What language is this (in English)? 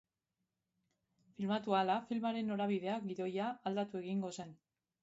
Basque